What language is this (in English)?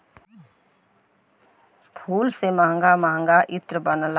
Bhojpuri